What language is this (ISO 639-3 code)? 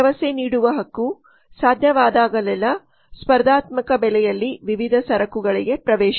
kan